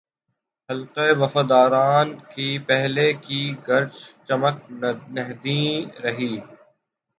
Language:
Urdu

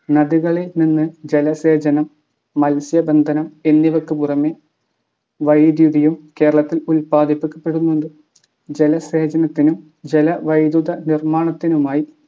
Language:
Malayalam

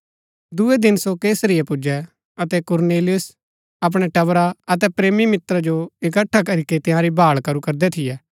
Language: Gaddi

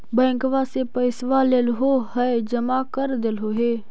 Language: Magahi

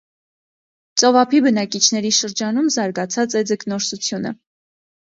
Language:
Armenian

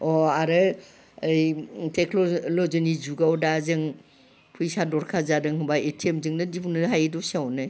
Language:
Bodo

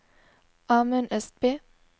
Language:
Norwegian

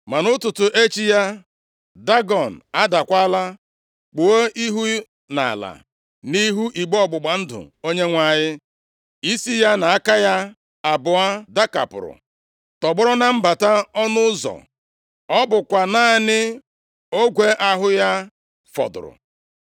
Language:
Igbo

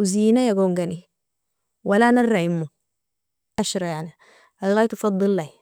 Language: Nobiin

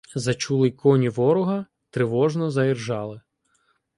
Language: Ukrainian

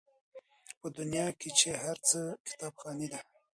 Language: Pashto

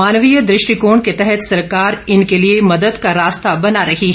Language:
Hindi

